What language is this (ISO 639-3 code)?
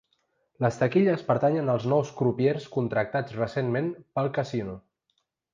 cat